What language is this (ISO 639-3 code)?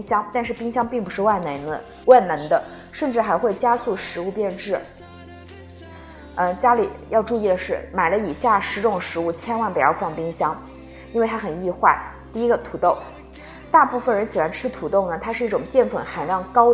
zho